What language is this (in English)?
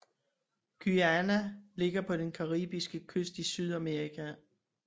Danish